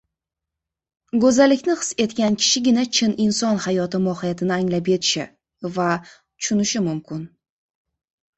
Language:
Uzbek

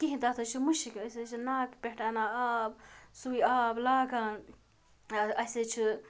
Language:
Kashmiri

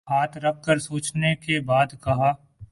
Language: Urdu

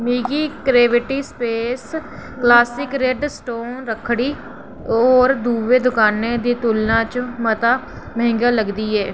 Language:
Dogri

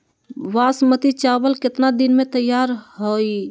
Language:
Magahi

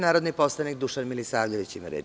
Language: Serbian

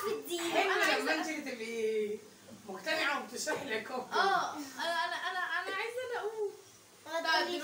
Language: Arabic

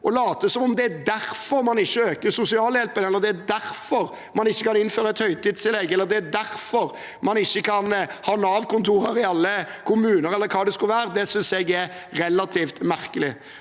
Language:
Norwegian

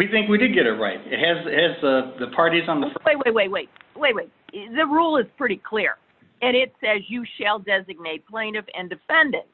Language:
English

